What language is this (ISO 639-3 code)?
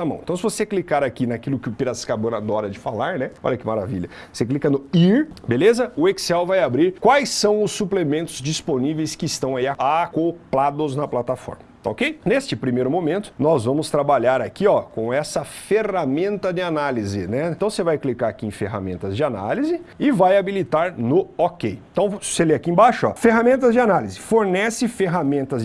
por